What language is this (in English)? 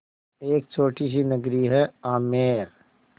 Hindi